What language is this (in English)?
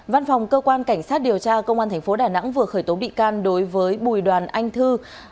Vietnamese